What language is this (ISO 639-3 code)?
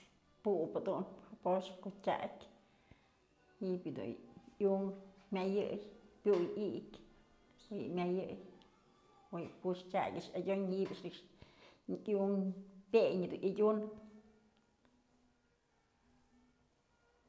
mzl